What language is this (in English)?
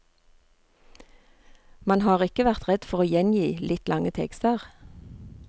Norwegian